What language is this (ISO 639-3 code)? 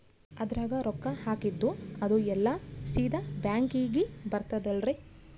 kan